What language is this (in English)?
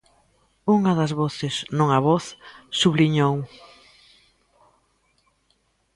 Galician